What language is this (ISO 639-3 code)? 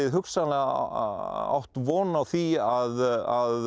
isl